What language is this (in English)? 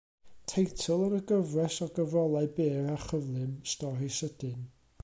Welsh